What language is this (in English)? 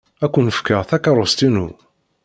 Kabyle